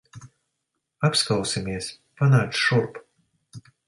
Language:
Latvian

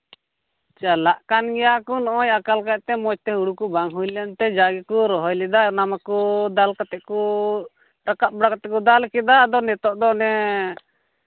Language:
Santali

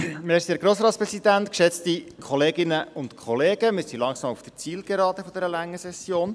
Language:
Swiss German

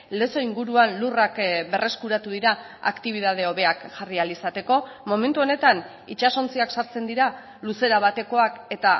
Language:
Basque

